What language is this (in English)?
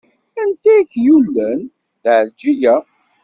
Kabyle